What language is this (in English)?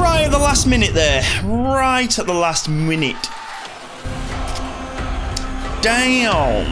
English